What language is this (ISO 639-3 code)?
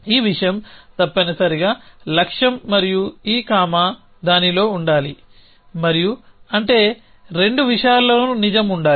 tel